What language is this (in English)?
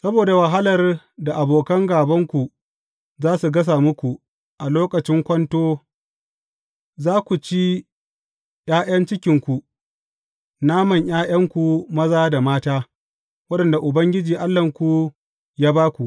Hausa